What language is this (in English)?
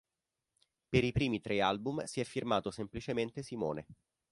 Italian